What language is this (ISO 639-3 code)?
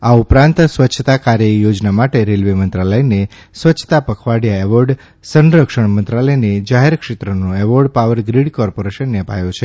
guj